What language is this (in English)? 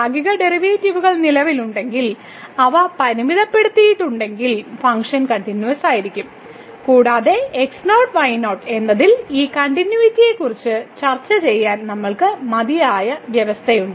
Malayalam